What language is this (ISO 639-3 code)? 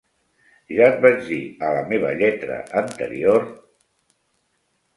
cat